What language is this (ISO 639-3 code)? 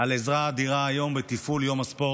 heb